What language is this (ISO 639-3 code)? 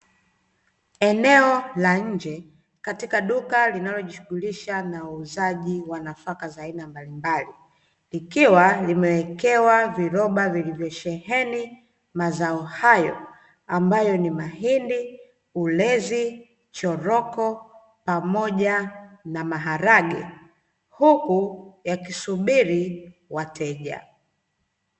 swa